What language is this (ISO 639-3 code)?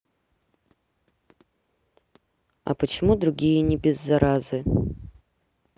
rus